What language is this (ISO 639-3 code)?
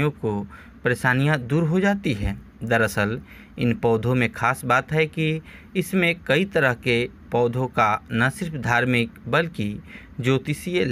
hin